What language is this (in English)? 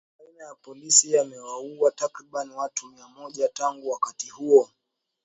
Swahili